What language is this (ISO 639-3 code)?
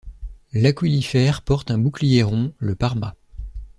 fra